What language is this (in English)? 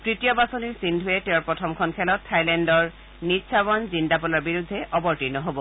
Assamese